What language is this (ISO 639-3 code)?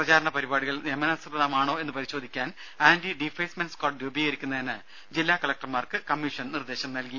mal